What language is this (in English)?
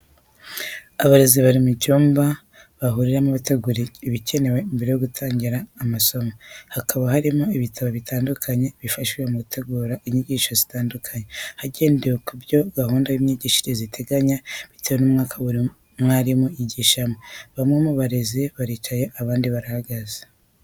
Kinyarwanda